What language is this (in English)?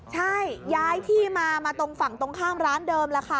Thai